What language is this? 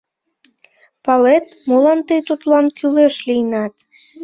Mari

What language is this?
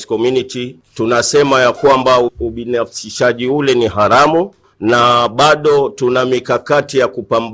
Swahili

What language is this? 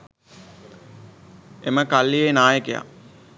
Sinhala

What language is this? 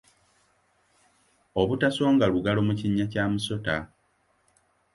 Ganda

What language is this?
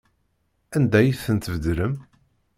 Kabyle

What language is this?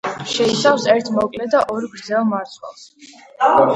Georgian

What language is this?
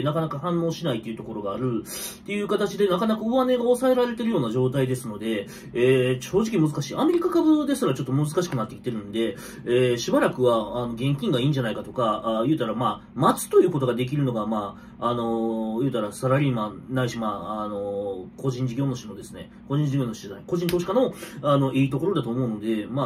Japanese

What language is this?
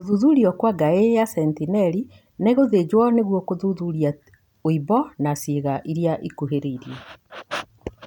Kikuyu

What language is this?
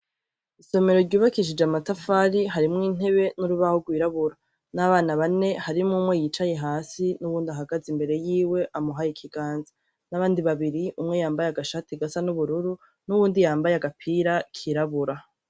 Rundi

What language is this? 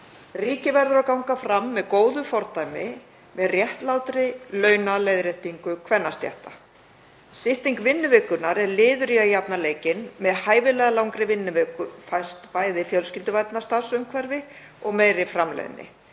Icelandic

